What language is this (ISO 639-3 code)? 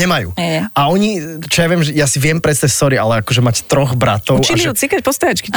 slk